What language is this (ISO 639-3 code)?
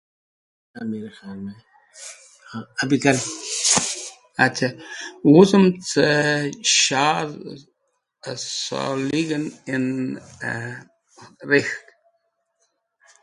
wbl